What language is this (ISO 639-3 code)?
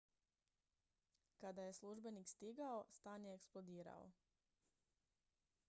hrv